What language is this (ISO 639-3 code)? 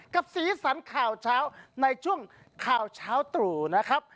tha